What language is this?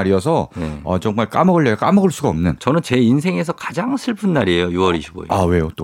Korean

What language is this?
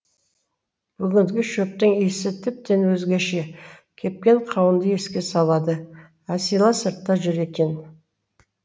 Kazakh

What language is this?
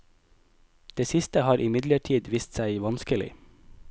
Norwegian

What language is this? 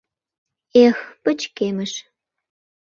Mari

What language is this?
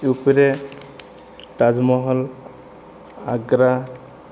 Odia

